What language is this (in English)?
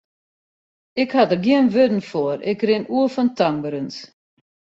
Western Frisian